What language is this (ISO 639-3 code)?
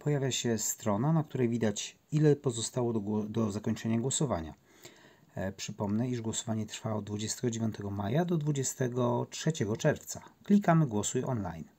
pol